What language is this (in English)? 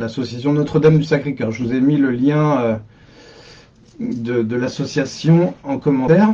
French